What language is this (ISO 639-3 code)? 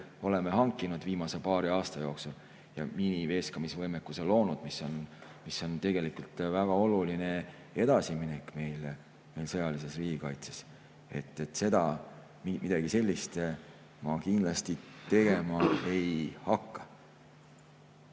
est